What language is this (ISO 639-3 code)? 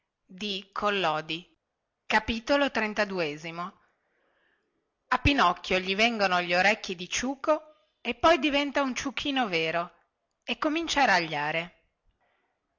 ita